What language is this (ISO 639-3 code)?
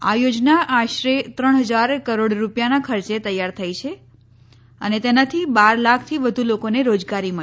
guj